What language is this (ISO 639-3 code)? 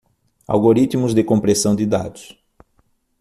por